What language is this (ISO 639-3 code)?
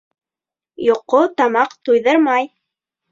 bak